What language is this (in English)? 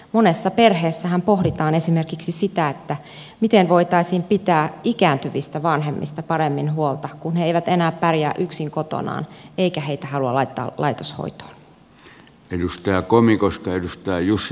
Finnish